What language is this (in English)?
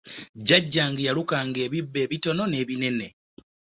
Ganda